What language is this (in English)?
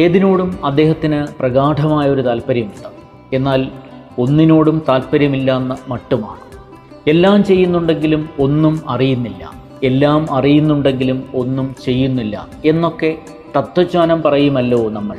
Malayalam